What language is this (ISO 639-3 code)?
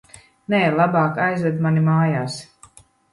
lav